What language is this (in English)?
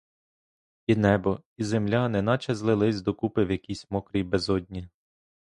Ukrainian